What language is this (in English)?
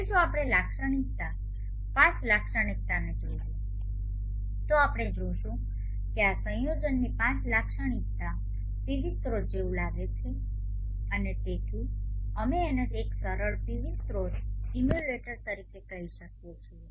Gujarati